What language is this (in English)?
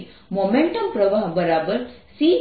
Gujarati